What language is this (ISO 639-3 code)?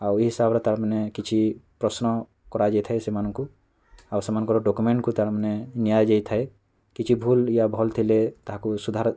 ori